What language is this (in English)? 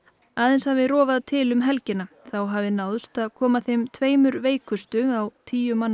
Icelandic